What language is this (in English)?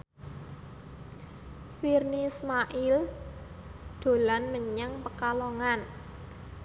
Javanese